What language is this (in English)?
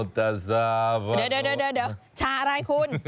Thai